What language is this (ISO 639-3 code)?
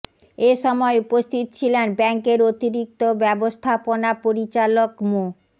ben